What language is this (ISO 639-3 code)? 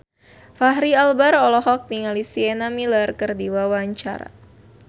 sun